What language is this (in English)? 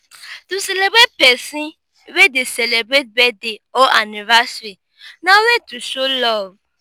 Nigerian Pidgin